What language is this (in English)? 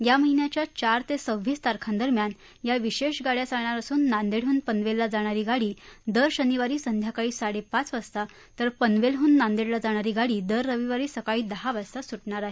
Marathi